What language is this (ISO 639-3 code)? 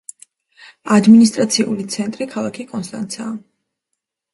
kat